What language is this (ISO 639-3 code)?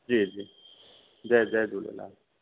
snd